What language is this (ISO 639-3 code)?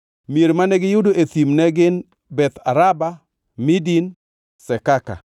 luo